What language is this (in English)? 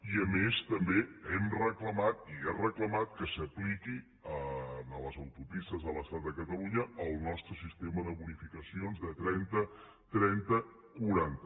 Catalan